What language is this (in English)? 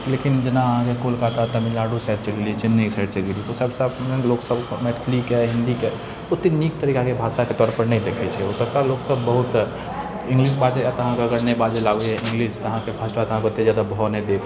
Maithili